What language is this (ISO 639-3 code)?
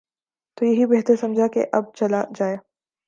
urd